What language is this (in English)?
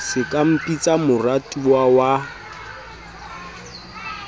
Southern Sotho